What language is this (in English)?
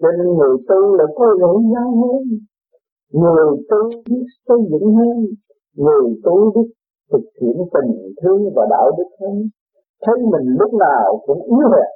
Vietnamese